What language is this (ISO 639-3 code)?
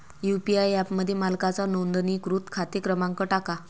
mar